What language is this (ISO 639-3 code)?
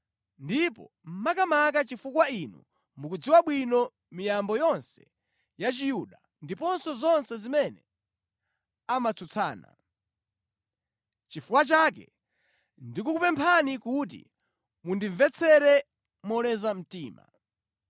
nya